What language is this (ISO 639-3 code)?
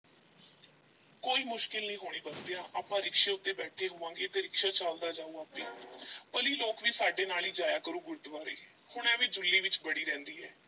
pan